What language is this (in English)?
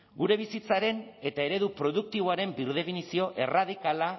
Basque